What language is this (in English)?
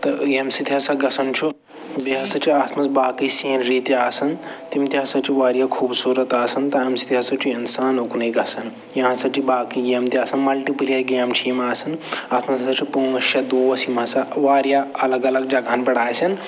Kashmiri